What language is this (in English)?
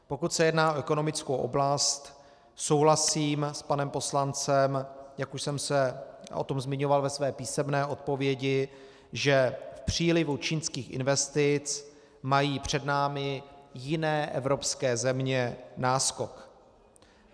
Czech